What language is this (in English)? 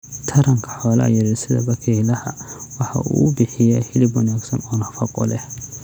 Somali